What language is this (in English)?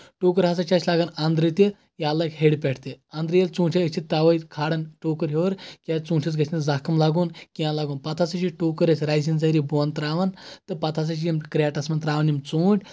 Kashmiri